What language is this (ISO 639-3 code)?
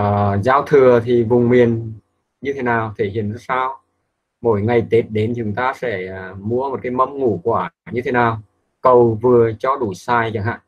vie